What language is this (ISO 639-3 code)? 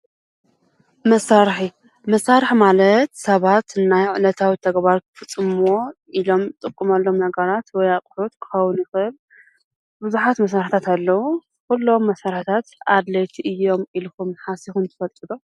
tir